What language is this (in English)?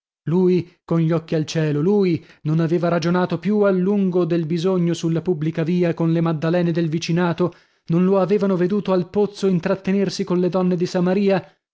Italian